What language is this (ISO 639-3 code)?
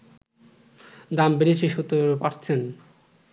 ben